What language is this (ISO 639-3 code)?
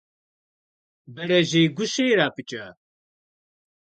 kbd